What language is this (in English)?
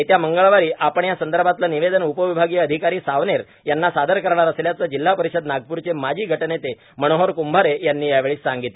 Marathi